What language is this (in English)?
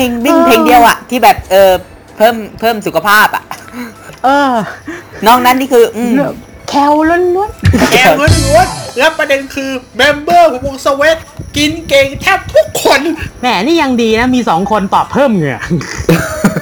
Thai